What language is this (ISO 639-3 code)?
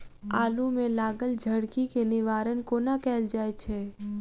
mai